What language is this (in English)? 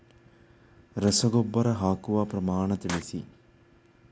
Kannada